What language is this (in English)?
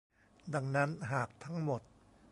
Thai